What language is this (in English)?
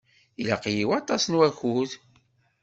Kabyle